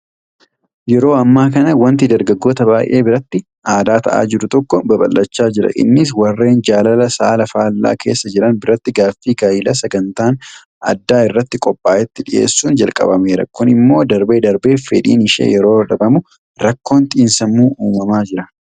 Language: Oromo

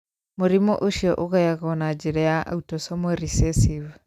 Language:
Kikuyu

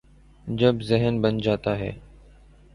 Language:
Urdu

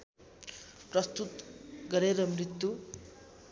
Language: Nepali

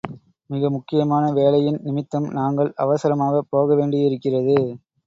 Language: Tamil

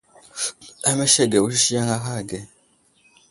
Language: Wuzlam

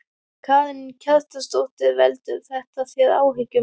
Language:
Icelandic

